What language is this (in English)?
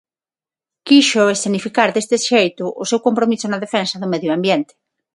Galician